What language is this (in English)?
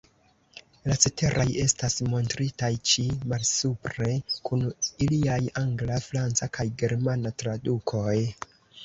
Esperanto